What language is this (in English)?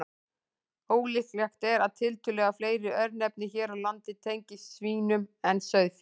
Icelandic